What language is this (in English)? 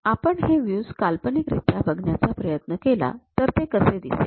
Marathi